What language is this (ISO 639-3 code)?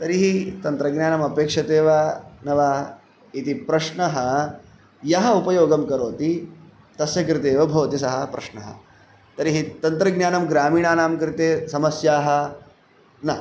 san